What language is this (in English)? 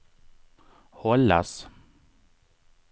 Swedish